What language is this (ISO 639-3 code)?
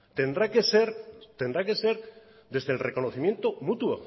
spa